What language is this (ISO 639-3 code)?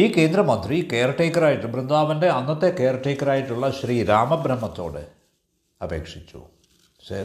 mal